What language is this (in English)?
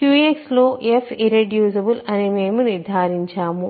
Telugu